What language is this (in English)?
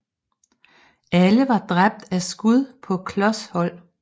Danish